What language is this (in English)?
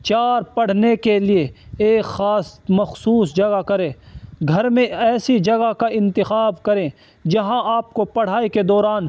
Urdu